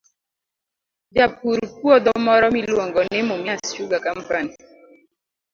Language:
Luo (Kenya and Tanzania)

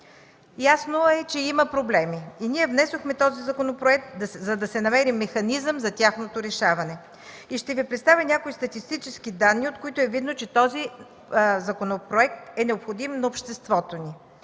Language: Bulgarian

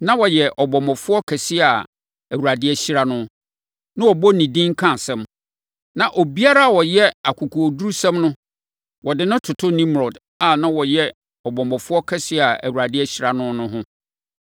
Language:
Akan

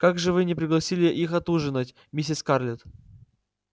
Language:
Russian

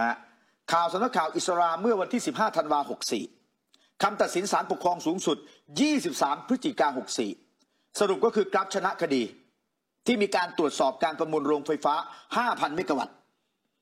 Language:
Thai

